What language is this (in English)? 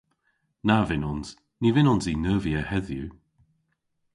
Cornish